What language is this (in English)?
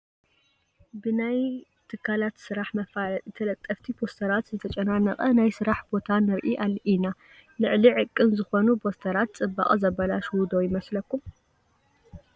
Tigrinya